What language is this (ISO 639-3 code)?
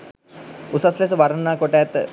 sin